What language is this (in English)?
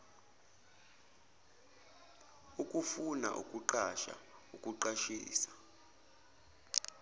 Zulu